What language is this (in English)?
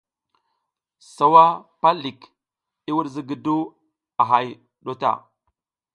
South Giziga